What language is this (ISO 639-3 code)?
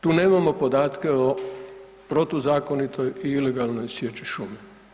hrv